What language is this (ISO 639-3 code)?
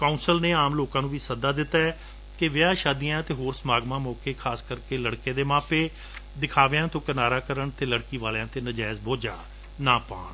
pan